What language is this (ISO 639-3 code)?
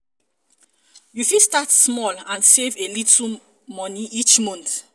pcm